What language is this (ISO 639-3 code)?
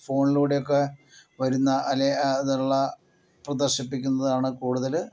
mal